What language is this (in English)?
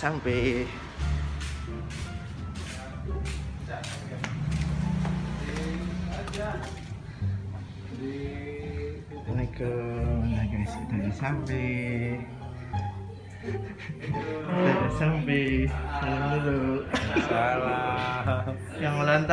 Indonesian